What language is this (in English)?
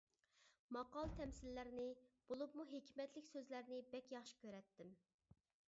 Uyghur